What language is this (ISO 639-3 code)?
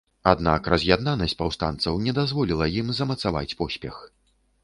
bel